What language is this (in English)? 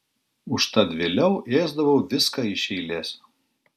Lithuanian